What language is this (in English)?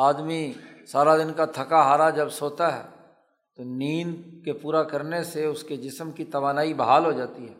Urdu